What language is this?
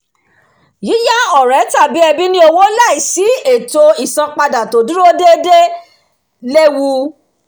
Yoruba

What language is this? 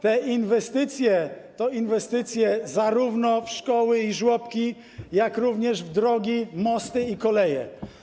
Polish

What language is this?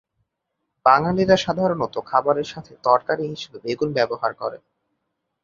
Bangla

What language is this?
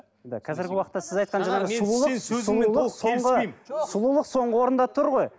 Kazakh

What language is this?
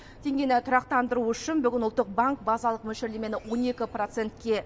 Kazakh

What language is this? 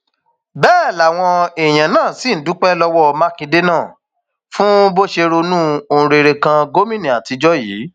Yoruba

